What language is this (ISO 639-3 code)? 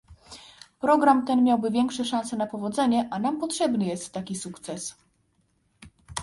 pol